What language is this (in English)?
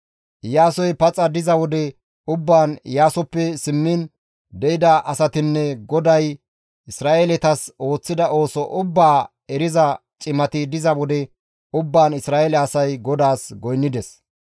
Gamo